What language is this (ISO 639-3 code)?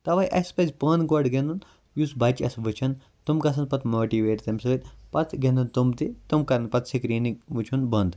kas